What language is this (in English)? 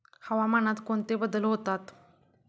Marathi